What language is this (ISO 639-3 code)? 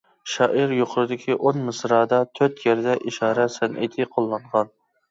uig